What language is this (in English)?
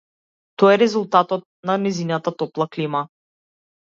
Macedonian